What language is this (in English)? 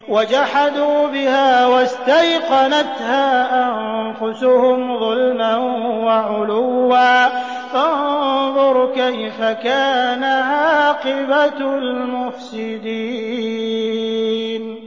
Arabic